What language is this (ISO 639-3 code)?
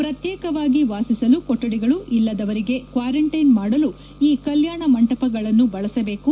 kan